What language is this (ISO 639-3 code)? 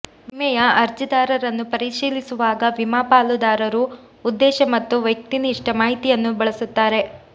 kan